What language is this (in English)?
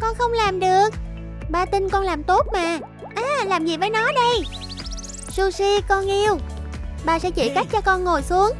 Vietnamese